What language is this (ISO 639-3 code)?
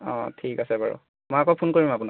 asm